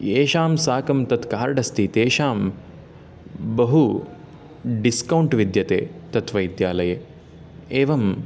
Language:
Sanskrit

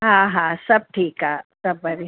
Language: Sindhi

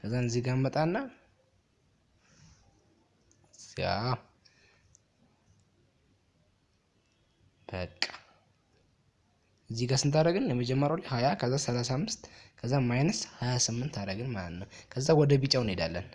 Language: Amharic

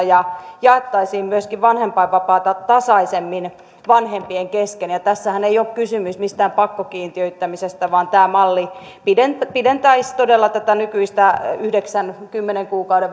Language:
Finnish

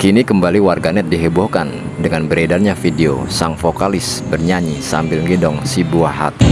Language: Indonesian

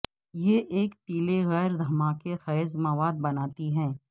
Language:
Urdu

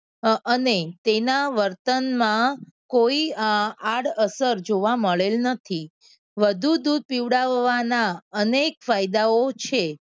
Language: Gujarati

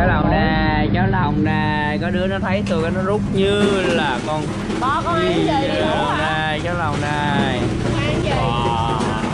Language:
Vietnamese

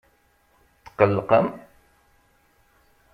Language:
Kabyle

